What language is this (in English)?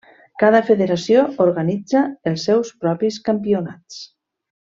Catalan